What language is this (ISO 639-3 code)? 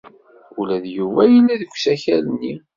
kab